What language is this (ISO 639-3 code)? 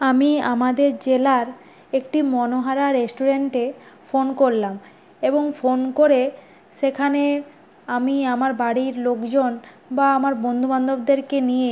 ben